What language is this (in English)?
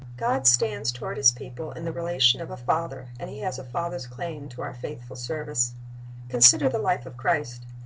English